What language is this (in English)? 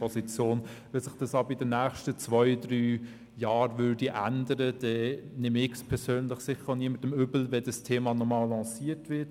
Swiss German